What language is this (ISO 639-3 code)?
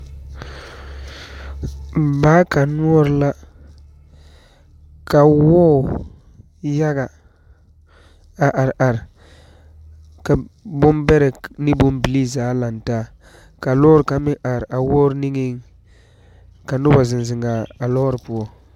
dga